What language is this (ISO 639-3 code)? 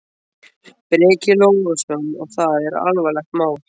isl